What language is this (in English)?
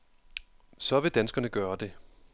Danish